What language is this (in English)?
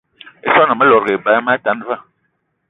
Eton (Cameroon)